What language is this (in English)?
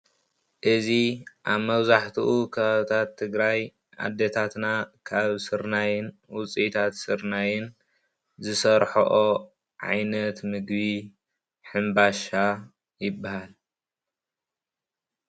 Tigrinya